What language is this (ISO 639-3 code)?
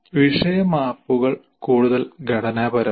mal